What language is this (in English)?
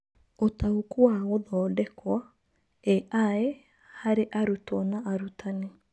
Kikuyu